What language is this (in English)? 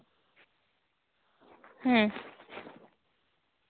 Santali